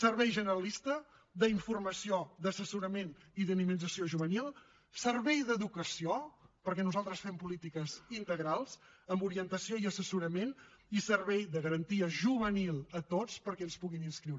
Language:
Catalan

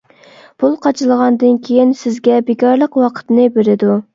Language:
Uyghur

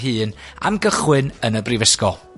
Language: Welsh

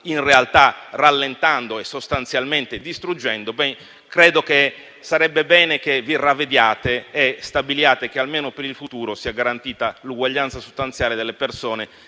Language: Italian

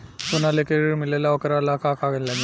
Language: Bhojpuri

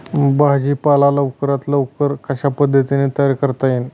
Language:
Marathi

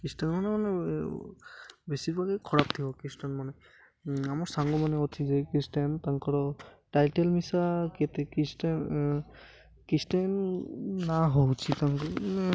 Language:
Odia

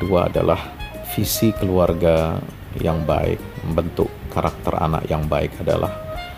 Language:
Indonesian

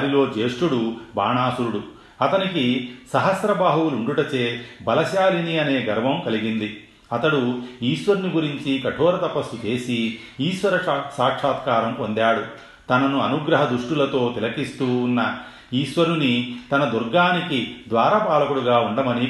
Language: Telugu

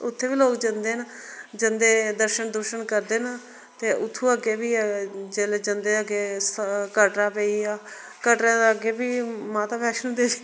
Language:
Dogri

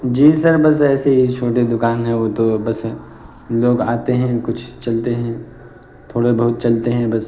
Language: Urdu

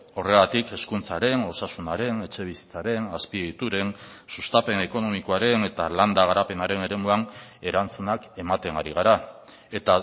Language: Basque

